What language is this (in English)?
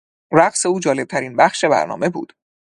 Persian